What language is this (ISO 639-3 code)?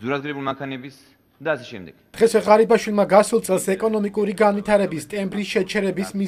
ron